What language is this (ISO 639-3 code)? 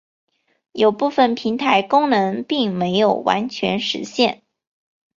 zho